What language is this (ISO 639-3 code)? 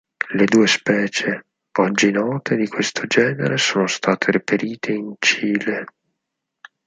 ita